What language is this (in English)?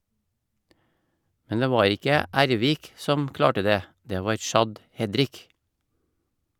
Norwegian